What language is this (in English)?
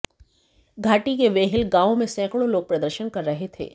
Hindi